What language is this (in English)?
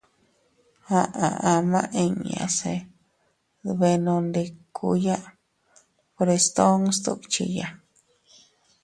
Teutila Cuicatec